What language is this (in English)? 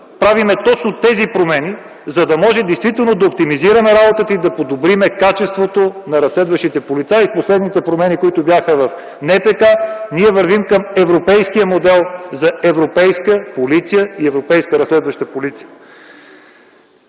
Bulgarian